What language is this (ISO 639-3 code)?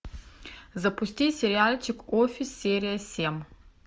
rus